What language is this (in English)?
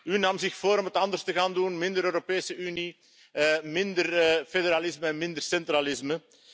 Dutch